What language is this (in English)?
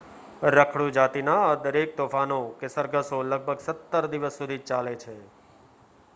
Gujarati